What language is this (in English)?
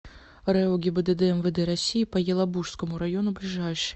Russian